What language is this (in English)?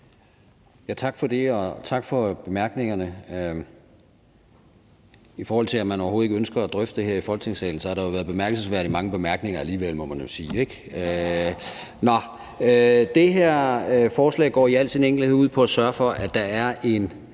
Danish